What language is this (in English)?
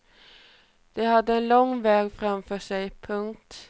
Swedish